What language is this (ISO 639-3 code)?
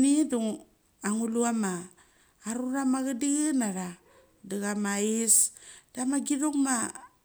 gcc